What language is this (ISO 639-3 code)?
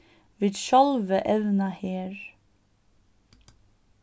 fao